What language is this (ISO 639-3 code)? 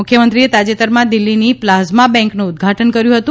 guj